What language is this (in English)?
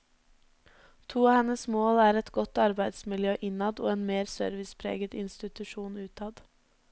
Norwegian